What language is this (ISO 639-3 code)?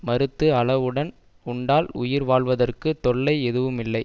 tam